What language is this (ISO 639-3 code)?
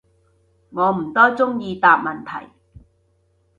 yue